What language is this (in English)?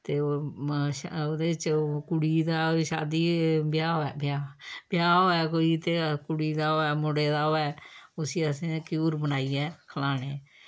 Dogri